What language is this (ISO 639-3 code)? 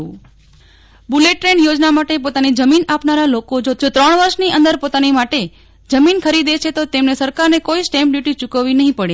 guj